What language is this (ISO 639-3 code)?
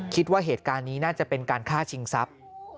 tha